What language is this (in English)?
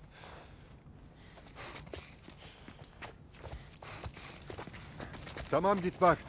Turkish